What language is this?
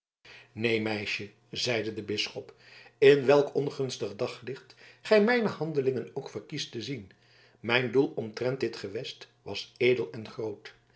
Dutch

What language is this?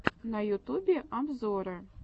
Russian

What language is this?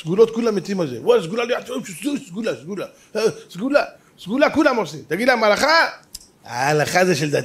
Hebrew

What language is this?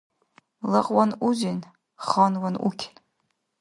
Dargwa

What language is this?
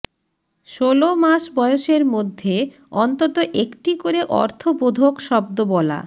Bangla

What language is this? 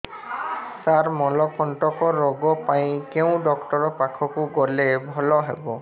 Odia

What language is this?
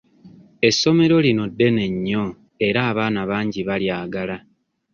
Ganda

